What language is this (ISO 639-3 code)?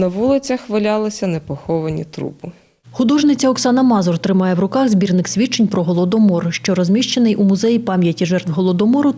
ukr